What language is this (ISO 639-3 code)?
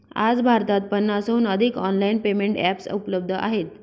mar